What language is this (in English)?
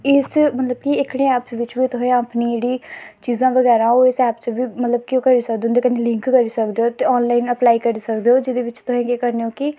Dogri